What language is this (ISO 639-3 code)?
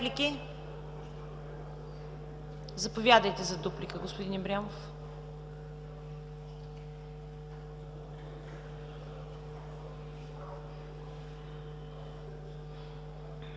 bul